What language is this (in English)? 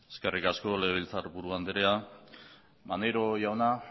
Basque